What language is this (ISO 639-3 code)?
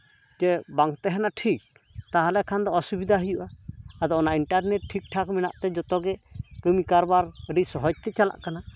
sat